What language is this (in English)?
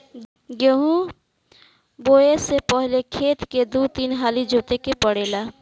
Bhojpuri